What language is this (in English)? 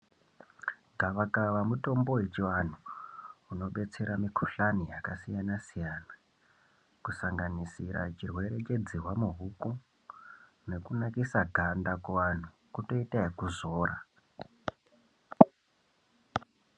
Ndau